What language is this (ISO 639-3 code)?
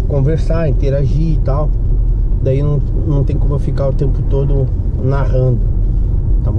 por